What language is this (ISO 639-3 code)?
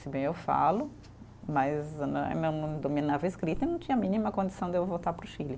por